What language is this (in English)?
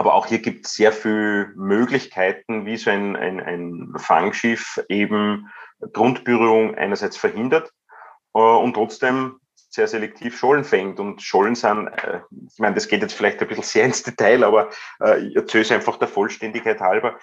German